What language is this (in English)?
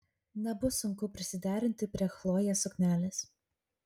Lithuanian